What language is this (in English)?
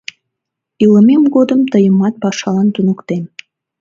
Mari